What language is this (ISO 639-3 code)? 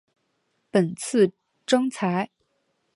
zho